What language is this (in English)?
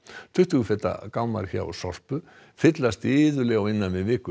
Icelandic